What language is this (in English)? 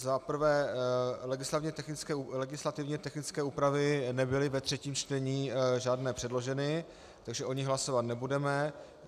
Czech